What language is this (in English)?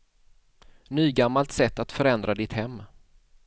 Swedish